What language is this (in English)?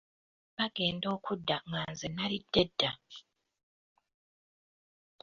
Ganda